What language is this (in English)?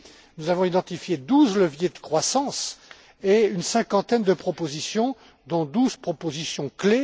French